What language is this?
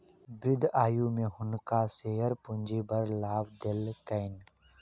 Maithili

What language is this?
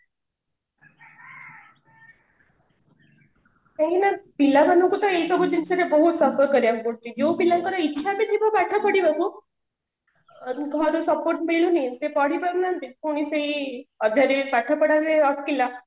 Odia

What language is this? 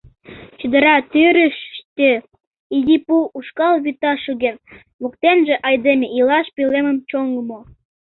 Mari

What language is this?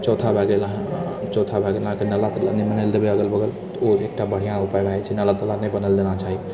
Maithili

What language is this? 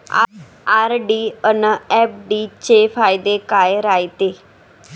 Marathi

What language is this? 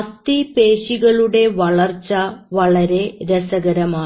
Malayalam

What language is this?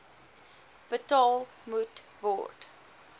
Afrikaans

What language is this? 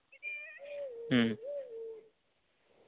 Santali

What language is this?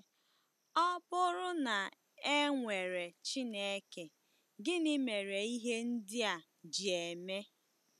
Igbo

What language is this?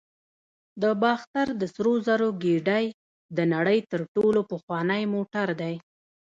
Pashto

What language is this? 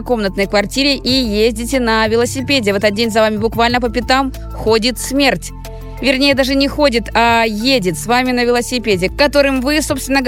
Russian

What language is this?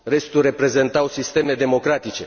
Romanian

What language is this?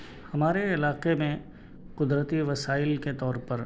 Urdu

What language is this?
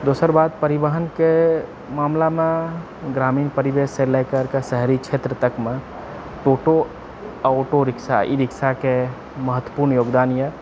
Maithili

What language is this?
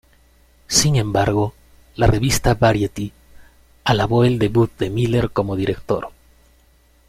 Spanish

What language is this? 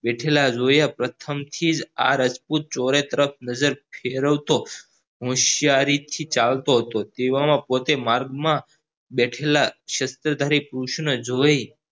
Gujarati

